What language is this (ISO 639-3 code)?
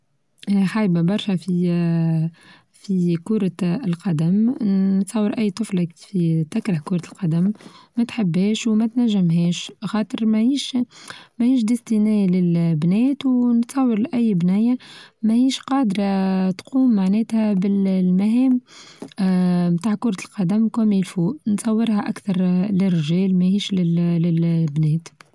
aeb